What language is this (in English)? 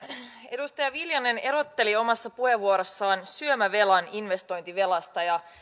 Finnish